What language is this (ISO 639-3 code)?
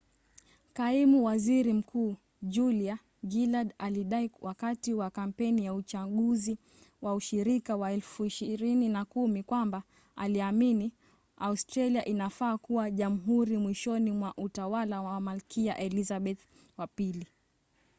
swa